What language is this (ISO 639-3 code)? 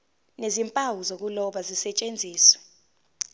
zul